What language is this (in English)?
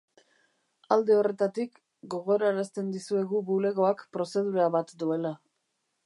Basque